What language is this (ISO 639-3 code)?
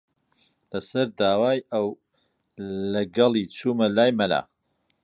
ckb